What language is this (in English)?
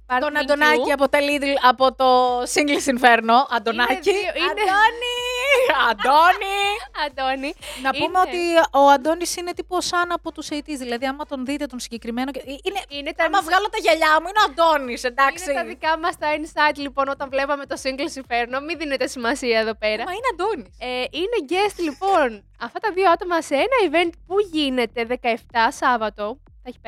Greek